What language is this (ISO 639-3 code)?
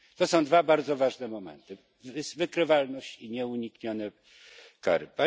pol